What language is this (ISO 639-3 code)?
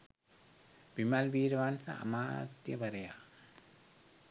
sin